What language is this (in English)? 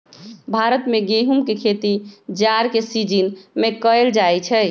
Magahi